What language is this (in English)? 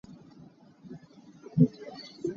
Hakha Chin